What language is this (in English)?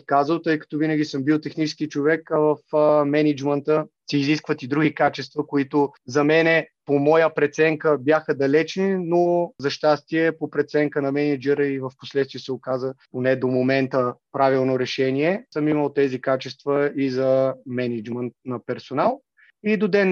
Bulgarian